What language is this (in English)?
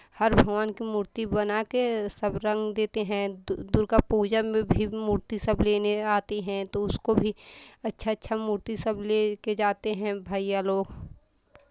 Hindi